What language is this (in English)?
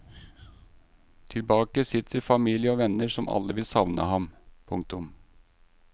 Norwegian